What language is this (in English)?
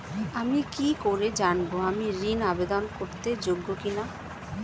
Bangla